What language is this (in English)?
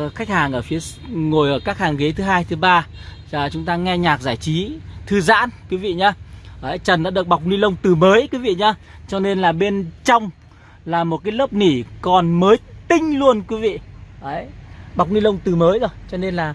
Vietnamese